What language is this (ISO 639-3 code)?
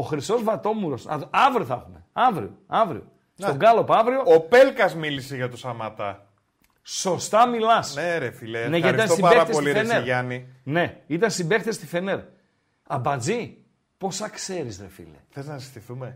ell